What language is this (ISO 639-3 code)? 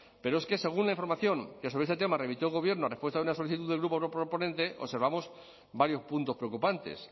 spa